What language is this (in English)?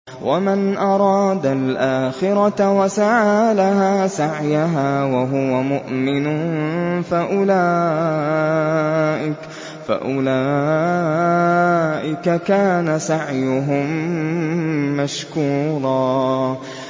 Arabic